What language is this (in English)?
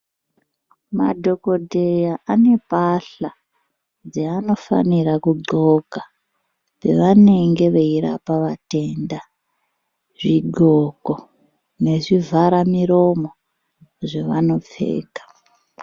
Ndau